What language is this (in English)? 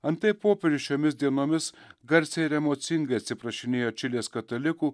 Lithuanian